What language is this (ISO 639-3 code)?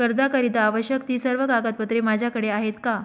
mar